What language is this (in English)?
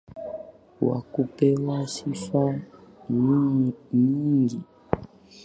Swahili